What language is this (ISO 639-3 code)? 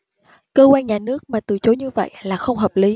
vie